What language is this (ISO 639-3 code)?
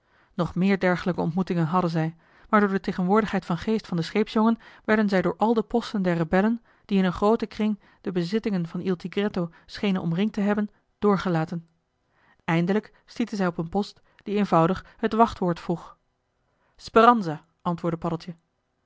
nld